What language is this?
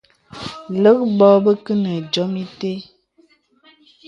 Bebele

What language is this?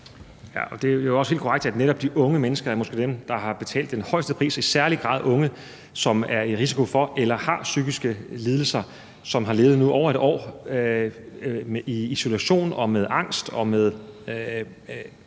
Danish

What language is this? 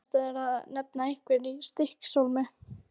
Icelandic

